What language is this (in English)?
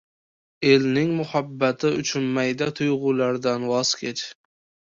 Uzbek